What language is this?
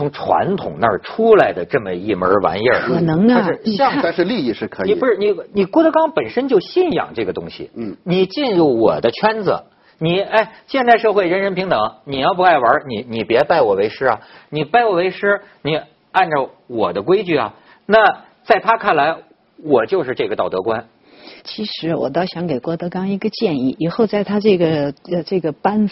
Chinese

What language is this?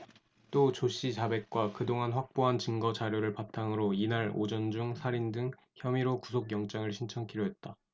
Korean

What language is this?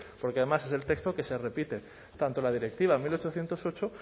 Spanish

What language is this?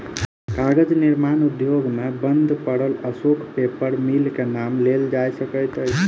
Maithili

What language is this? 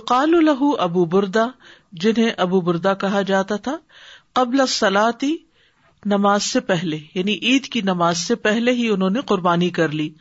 Urdu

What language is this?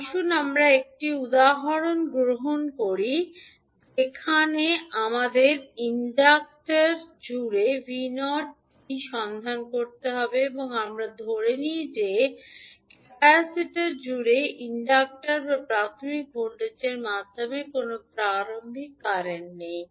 Bangla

